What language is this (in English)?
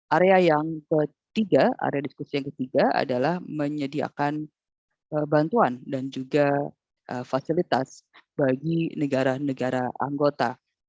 Indonesian